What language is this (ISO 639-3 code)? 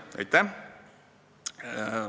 est